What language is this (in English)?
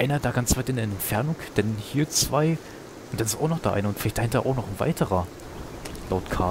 German